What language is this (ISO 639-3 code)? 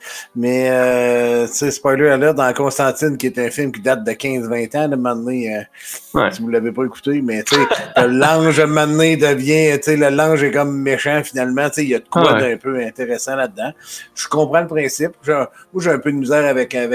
fra